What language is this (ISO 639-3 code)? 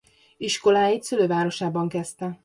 hun